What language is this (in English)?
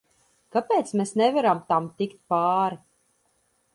Latvian